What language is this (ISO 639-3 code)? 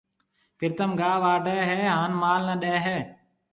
mve